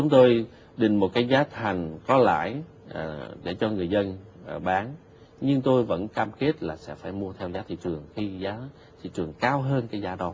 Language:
Vietnamese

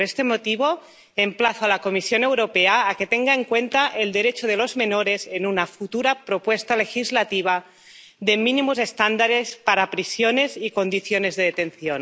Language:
Spanish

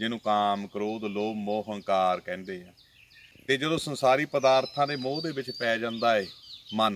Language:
Hindi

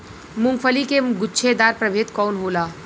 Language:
Bhojpuri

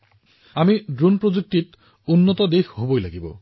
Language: Assamese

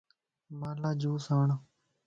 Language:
Lasi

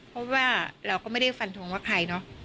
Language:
Thai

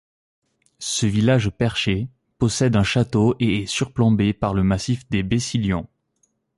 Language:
French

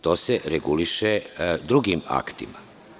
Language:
Serbian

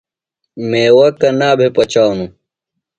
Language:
Phalura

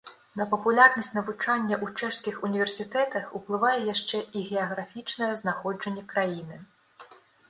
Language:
Belarusian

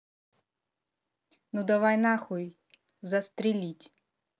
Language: Russian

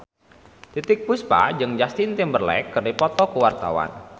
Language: Sundanese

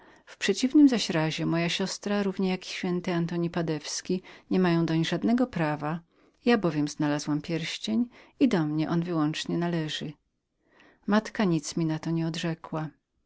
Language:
Polish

